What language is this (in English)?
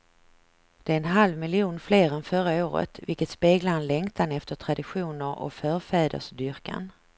Swedish